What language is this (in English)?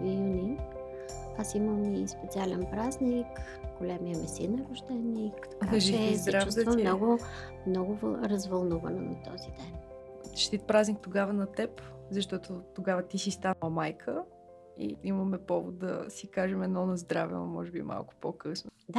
Bulgarian